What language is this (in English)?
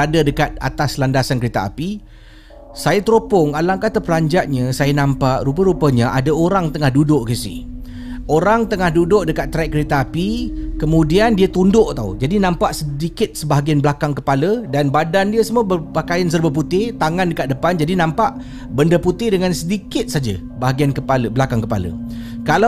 Malay